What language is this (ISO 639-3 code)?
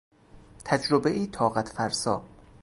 fas